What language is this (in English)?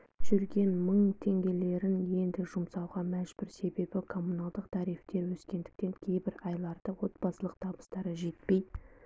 Kazakh